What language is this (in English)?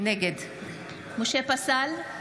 Hebrew